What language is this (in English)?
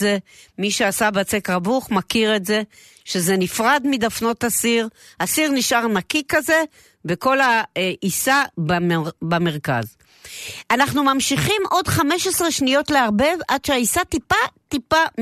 Hebrew